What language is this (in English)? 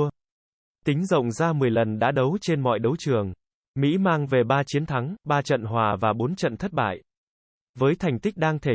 Vietnamese